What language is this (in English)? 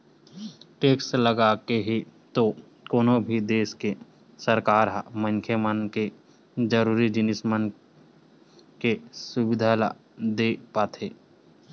Chhattisgarhi